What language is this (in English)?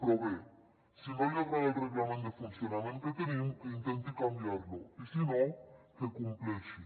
Catalan